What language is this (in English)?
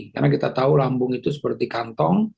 Indonesian